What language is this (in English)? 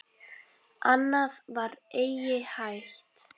Icelandic